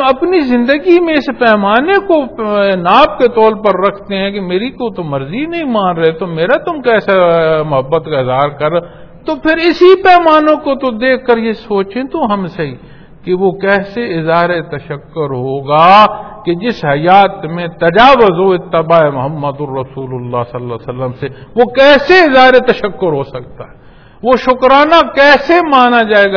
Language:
Punjabi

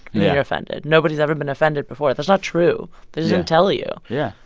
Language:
English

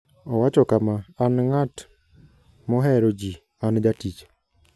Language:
Luo (Kenya and Tanzania)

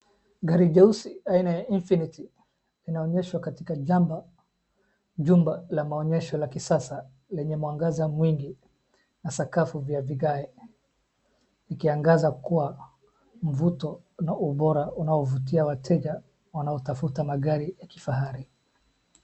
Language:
Swahili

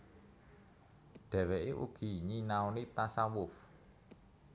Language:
Javanese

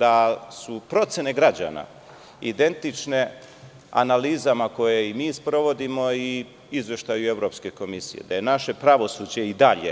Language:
Serbian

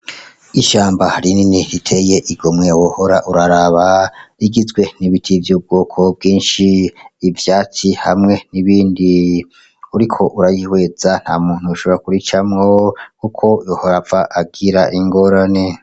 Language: Rundi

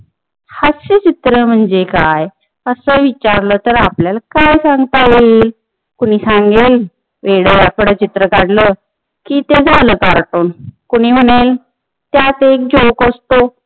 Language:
Marathi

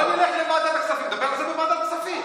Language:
Hebrew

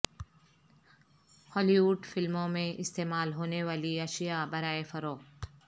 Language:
Urdu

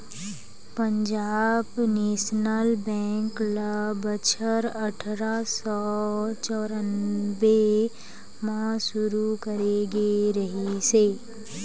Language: Chhattisgarhi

